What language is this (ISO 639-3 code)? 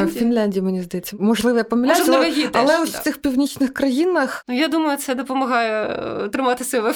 ukr